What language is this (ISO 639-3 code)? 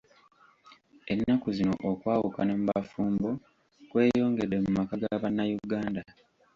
lug